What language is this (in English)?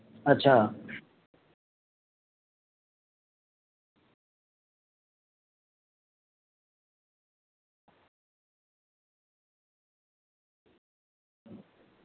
Dogri